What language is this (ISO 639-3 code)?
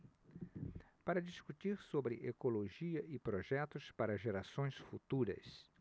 por